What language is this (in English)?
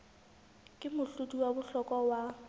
Southern Sotho